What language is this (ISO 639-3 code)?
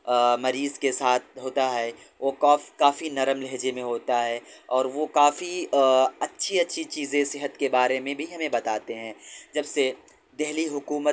urd